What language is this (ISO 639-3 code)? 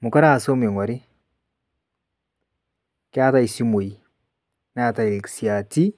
mas